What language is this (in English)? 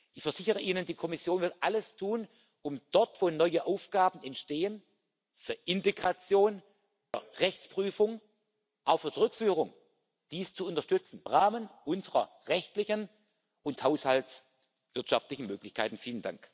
German